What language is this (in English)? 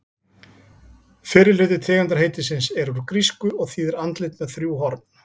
Icelandic